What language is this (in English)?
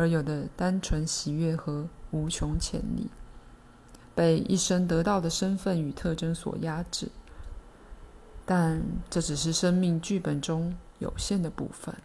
Chinese